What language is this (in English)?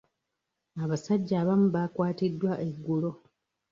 Ganda